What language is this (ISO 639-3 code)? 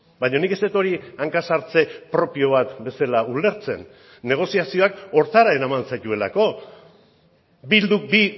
eus